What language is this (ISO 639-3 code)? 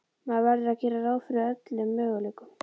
isl